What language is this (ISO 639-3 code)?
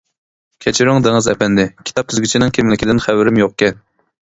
uig